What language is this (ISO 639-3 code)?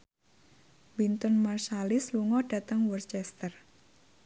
jav